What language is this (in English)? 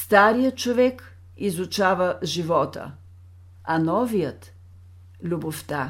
Bulgarian